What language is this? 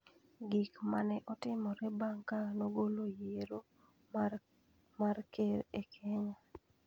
Luo (Kenya and Tanzania)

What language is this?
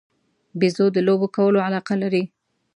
Pashto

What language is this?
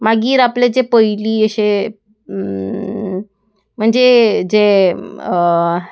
Konkani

